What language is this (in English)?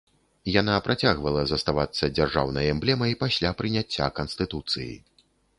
Belarusian